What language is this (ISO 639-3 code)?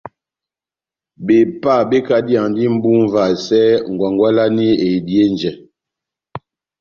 bnm